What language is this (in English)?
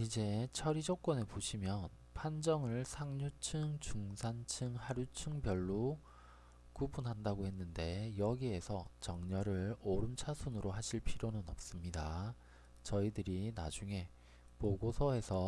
Korean